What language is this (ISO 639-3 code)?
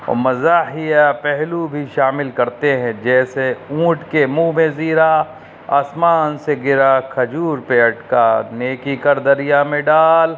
urd